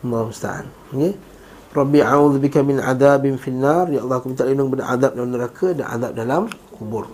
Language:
Malay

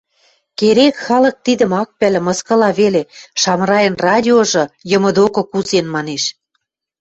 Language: Western Mari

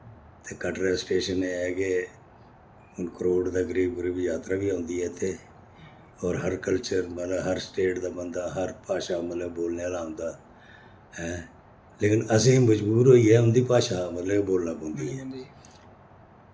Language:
Dogri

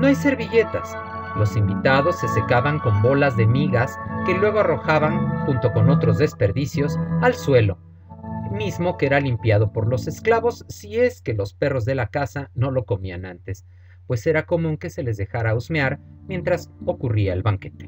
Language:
Spanish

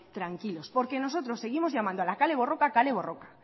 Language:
Spanish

